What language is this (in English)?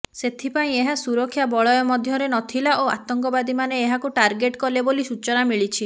Odia